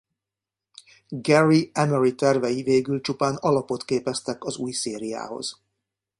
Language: Hungarian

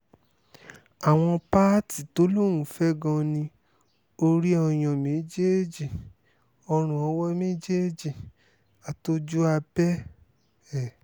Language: Yoruba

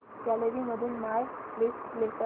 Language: Marathi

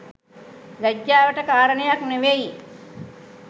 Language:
Sinhala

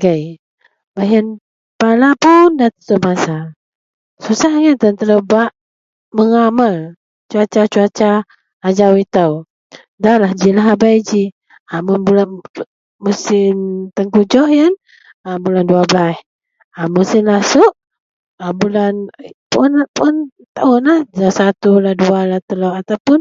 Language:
Central Melanau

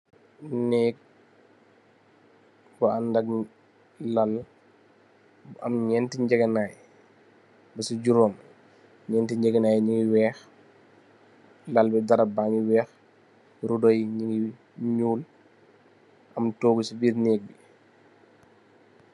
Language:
Wolof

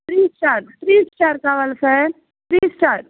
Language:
Telugu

